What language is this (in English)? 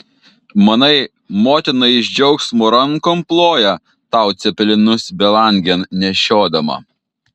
Lithuanian